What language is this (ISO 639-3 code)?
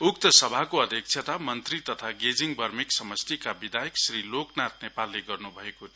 nep